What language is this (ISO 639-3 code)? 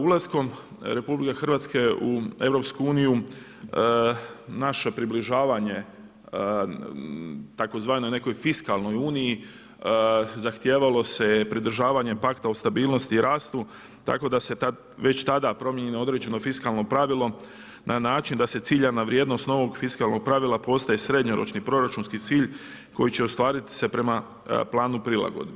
hrv